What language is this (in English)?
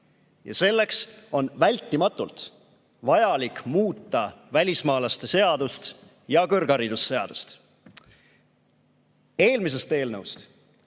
Estonian